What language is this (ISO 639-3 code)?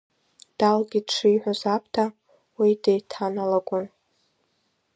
abk